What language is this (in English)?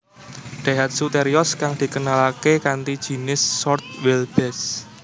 Javanese